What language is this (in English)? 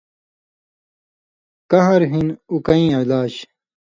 Indus Kohistani